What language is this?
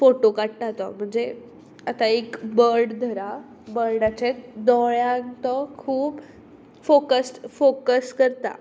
Konkani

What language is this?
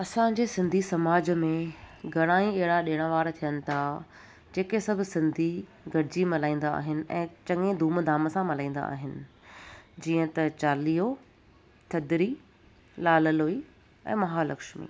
Sindhi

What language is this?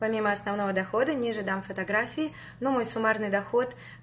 Russian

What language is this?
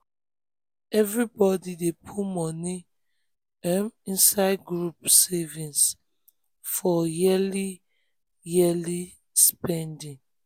Nigerian Pidgin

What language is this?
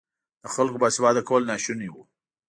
Pashto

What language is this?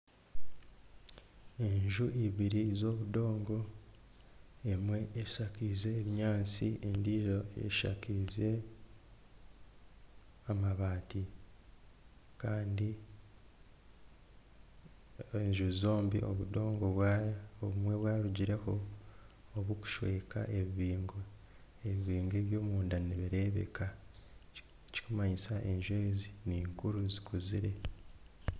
Nyankole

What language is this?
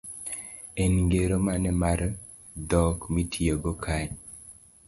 Luo (Kenya and Tanzania)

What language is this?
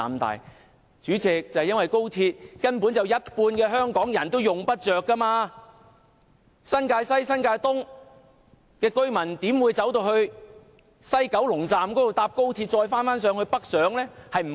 Cantonese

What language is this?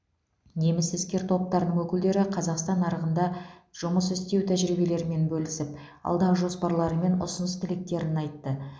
Kazakh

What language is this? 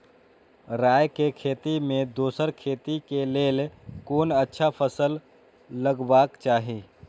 Maithili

